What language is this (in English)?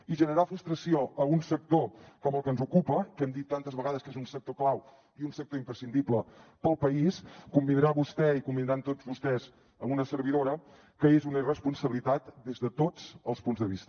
Catalan